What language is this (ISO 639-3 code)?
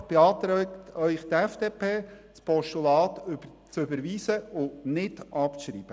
gsw